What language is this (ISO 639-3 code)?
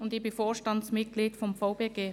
gsw